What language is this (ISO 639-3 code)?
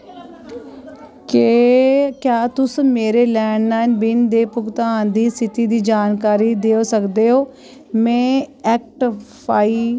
doi